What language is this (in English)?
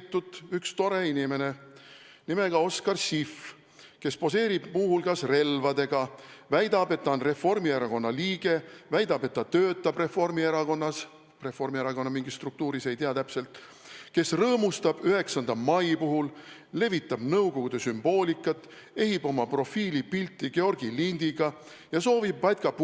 Estonian